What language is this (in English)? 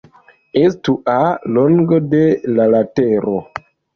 Esperanto